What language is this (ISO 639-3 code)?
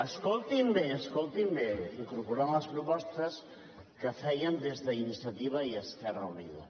cat